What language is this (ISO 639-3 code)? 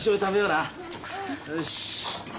jpn